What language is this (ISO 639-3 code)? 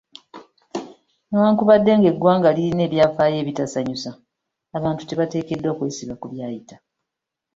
lug